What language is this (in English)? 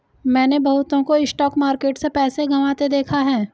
Hindi